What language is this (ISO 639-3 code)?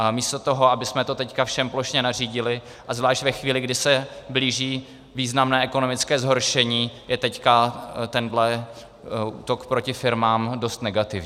ces